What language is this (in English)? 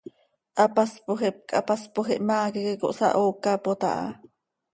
Seri